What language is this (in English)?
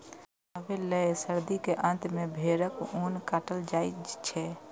Maithili